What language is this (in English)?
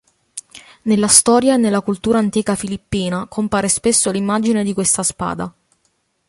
Italian